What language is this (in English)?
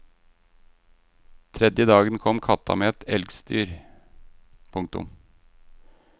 Norwegian